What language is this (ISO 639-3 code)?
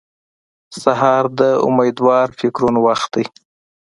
pus